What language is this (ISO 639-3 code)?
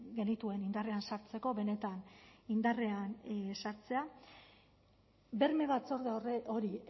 eus